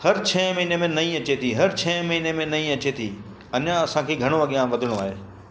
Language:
Sindhi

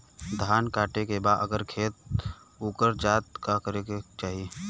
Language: Bhojpuri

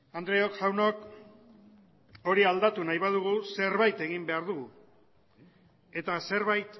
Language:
Basque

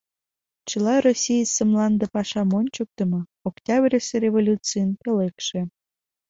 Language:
Mari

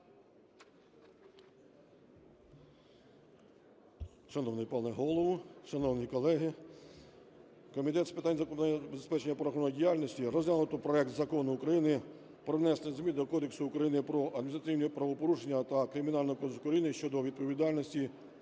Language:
Ukrainian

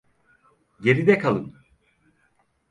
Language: Turkish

